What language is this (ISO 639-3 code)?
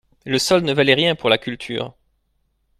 fra